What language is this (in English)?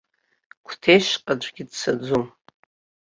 Abkhazian